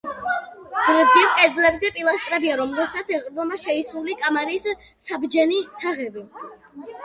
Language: Georgian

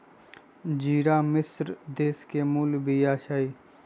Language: Magahi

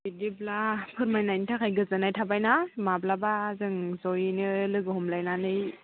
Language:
Bodo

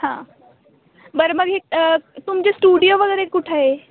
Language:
Marathi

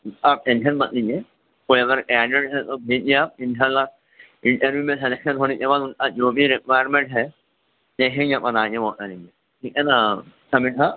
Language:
Urdu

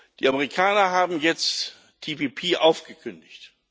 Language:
German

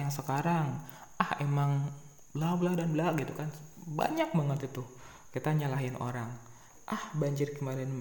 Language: Indonesian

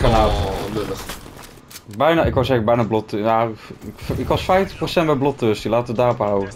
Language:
Dutch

